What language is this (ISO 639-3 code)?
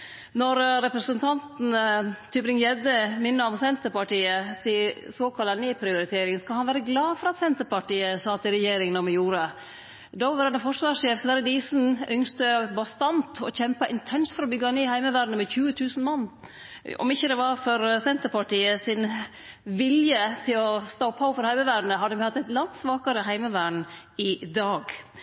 nno